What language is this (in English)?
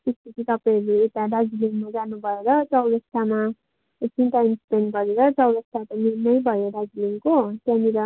Nepali